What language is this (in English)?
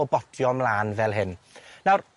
Welsh